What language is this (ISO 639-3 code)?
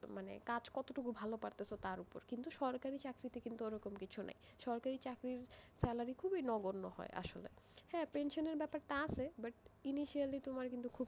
ben